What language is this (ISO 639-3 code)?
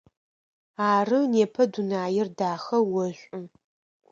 ady